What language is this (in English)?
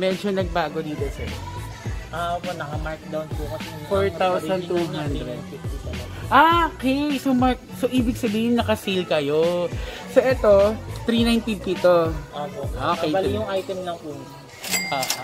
Filipino